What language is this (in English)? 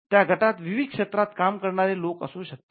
Marathi